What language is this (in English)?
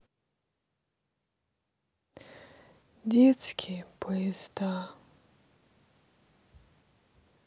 Russian